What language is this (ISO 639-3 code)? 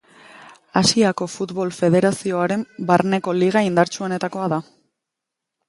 eus